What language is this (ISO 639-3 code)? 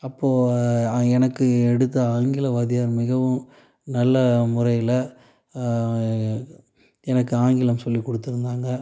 tam